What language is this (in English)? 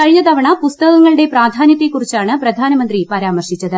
Malayalam